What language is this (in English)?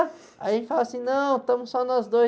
Portuguese